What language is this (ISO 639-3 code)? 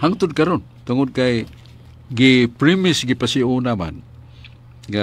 fil